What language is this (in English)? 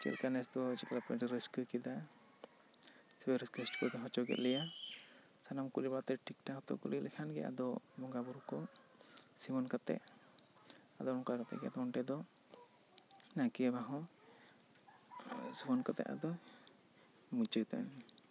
Santali